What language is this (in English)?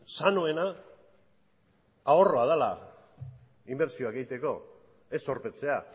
Basque